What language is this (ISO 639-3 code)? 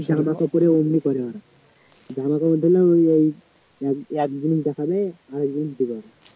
ben